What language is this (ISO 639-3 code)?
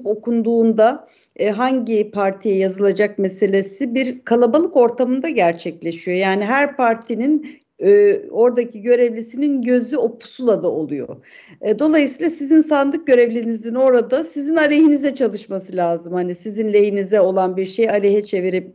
tur